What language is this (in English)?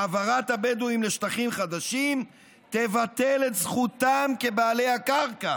Hebrew